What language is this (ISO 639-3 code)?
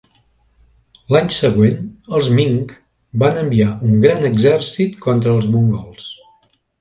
cat